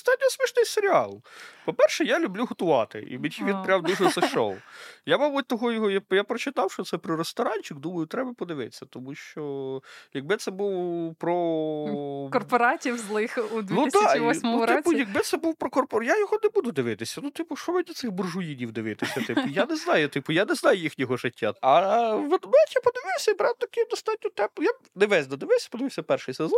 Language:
Ukrainian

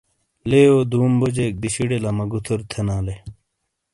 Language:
Shina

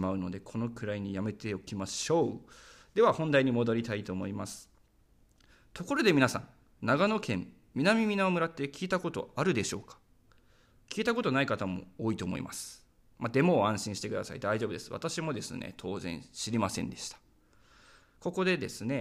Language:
Japanese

